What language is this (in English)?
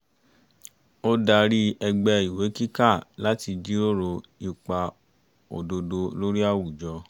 Yoruba